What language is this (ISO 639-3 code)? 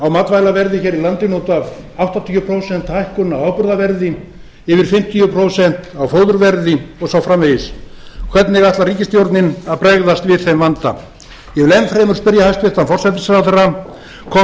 isl